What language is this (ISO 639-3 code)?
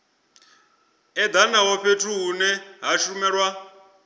ven